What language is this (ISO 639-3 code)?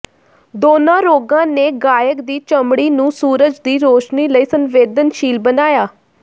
pan